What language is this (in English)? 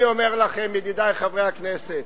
Hebrew